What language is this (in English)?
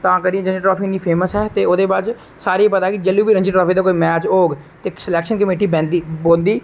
Dogri